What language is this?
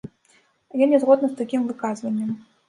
Belarusian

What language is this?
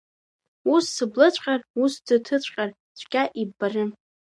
Abkhazian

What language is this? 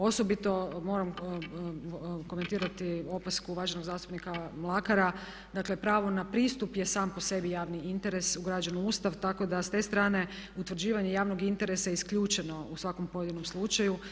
Croatian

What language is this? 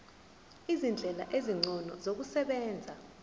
Zulu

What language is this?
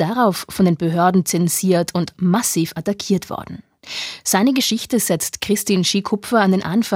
German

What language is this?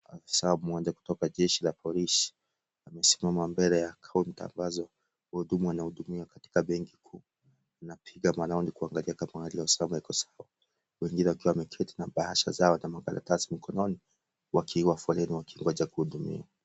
Swahili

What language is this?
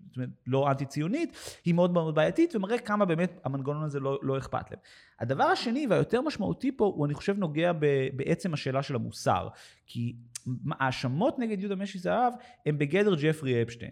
Hebrew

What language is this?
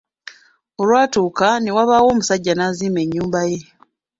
Ganda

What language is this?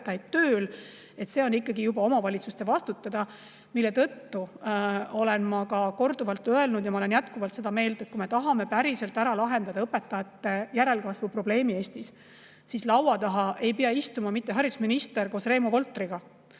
Estonian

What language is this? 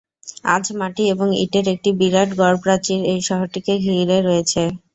Bangla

